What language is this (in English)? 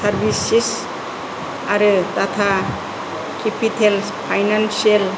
Bodo